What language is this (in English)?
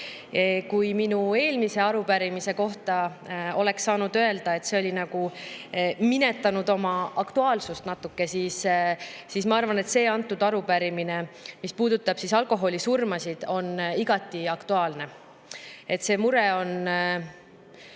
Estonian